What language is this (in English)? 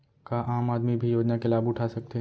Chhattisgarhi